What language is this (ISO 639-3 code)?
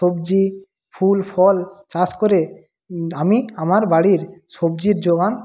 ben